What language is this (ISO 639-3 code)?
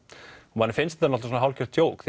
isl